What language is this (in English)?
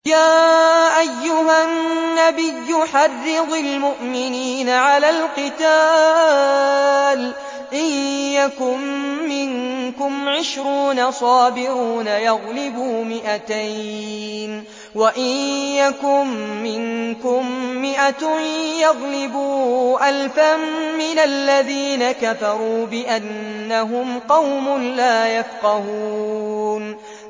Arabic